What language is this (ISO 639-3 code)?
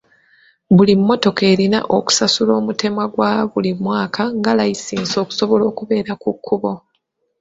lug